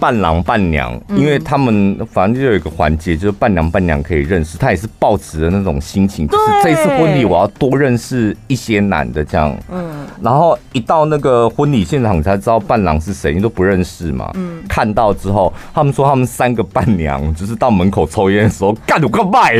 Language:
Chinese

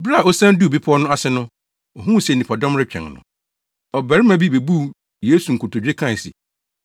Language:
Akan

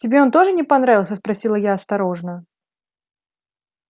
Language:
Russian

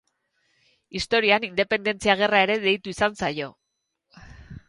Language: Basque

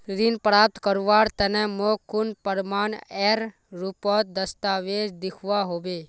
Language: Magahi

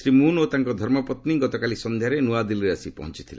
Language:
Odia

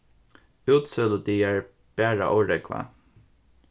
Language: Faroese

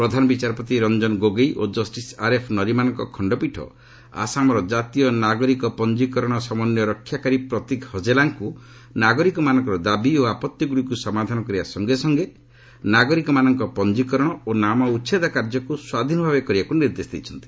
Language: Odia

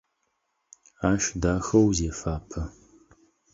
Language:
Adyghe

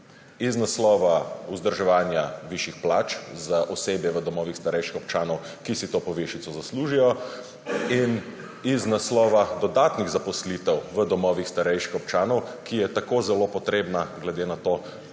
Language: Slovenian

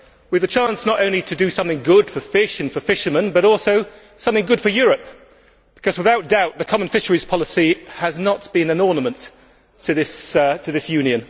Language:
English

